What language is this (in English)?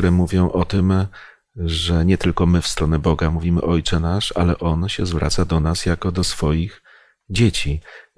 Polish